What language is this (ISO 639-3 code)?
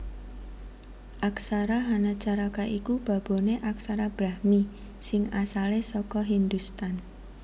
jav